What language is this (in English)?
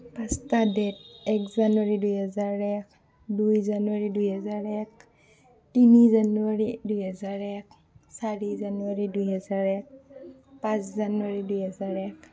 Assamese